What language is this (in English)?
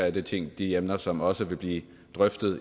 Danish